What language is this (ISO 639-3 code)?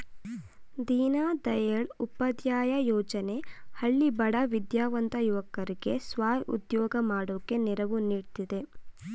kan